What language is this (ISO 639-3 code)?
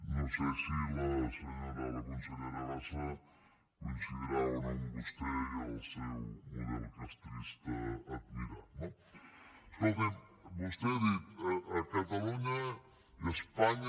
cat